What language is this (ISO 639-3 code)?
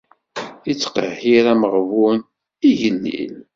kab